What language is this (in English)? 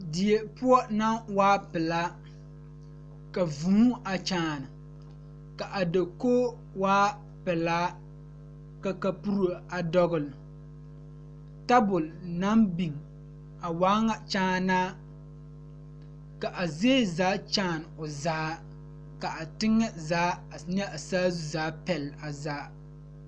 Southern Dagaare